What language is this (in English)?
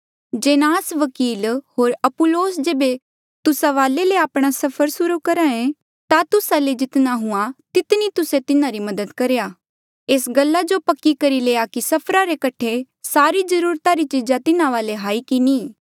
Mandeali